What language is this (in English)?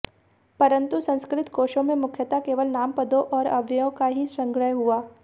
Hindi